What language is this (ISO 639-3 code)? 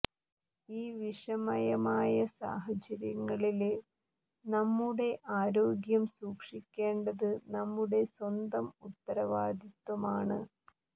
mal